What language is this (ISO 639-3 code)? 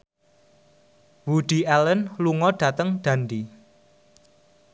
jav